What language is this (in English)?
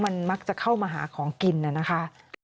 Thai